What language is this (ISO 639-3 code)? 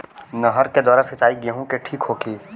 bho